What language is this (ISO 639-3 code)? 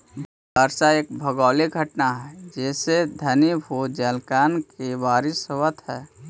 mag